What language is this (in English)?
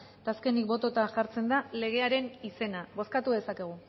Basque